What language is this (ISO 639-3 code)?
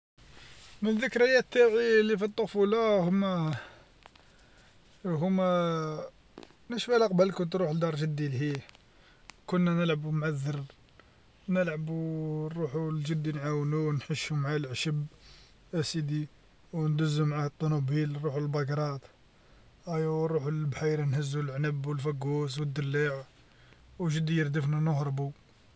arq